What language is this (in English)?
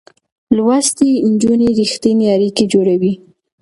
Pashto